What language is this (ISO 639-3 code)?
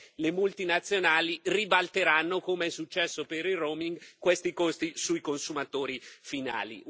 ita